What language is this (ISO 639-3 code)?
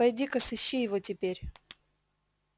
rus